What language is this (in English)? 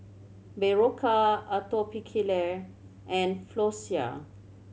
English